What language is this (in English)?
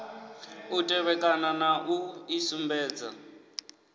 Venda